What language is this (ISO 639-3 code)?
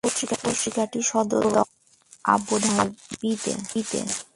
ben